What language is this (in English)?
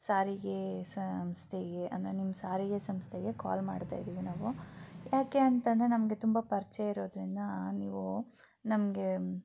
Kannada